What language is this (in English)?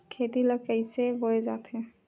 Chhattisgarhi